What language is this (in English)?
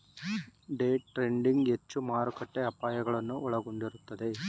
Kannada